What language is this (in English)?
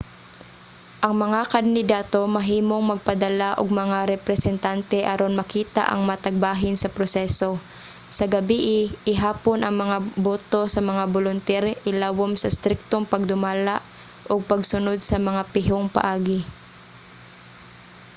Cebuano